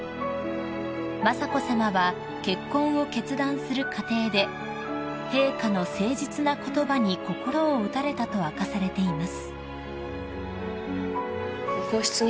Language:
Japanese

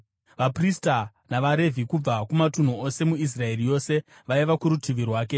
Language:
Shona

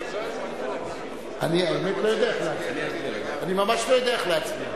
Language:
Hebrew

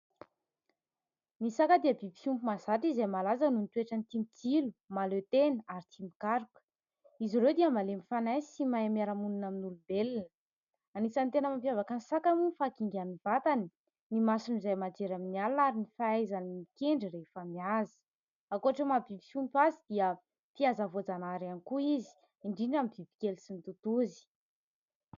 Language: Malagasy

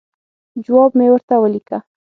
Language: Pashto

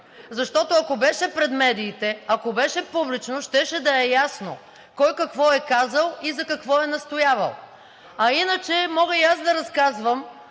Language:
Bulgarian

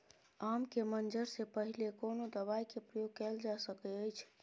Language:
Maithili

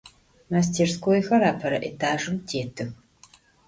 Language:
Adyghe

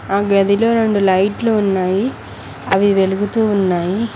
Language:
Telugu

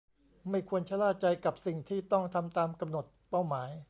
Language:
Thai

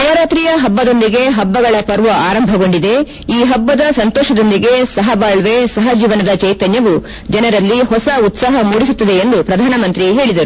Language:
Kannada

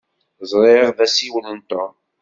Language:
Kabyle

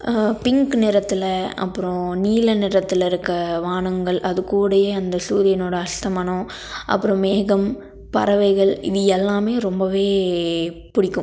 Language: Tamil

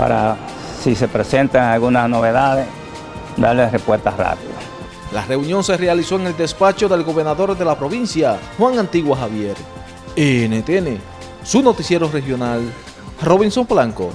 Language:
Spanish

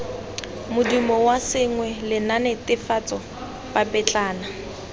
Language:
Tswana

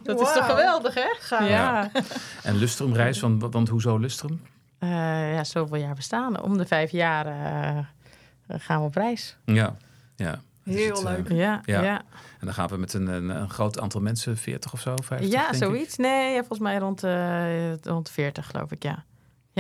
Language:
Dutch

